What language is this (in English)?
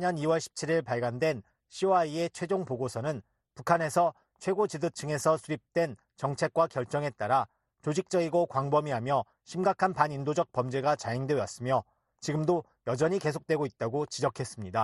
Korean